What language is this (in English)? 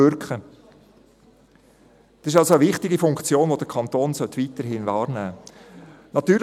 Swiss German